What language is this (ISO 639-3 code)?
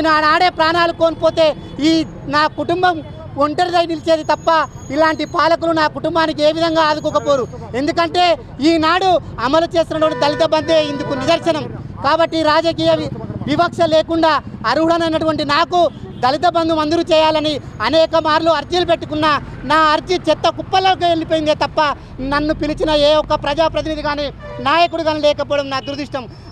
hin